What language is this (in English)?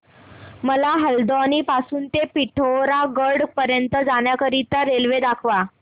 Marathi